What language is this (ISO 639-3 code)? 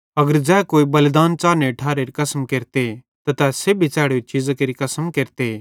bhd